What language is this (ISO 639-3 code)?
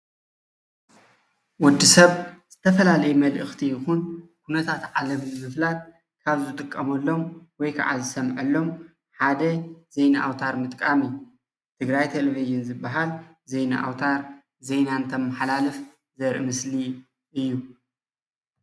tir